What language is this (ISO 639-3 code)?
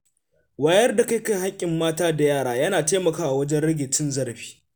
hau